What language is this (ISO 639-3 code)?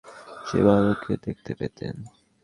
ben